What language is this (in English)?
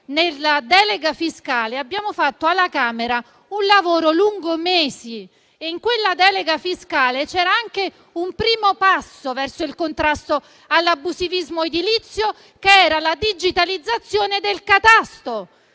Italian